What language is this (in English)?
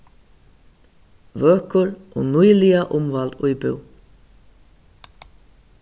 Faroese